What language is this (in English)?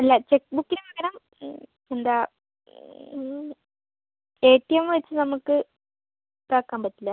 Malayalam